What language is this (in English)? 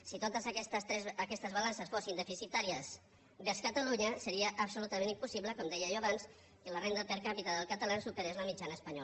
Catalan